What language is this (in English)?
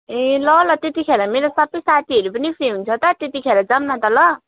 Nepali